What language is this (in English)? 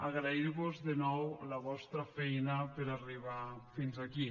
Catalan